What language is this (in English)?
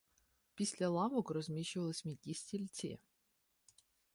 Ukrainian